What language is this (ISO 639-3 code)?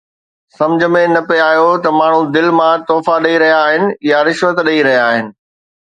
snd